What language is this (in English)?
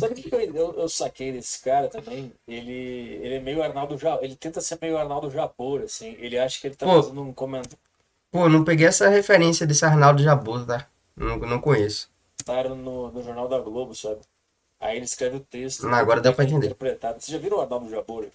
Portuguese